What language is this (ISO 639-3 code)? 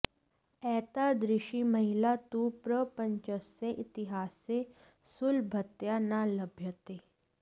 san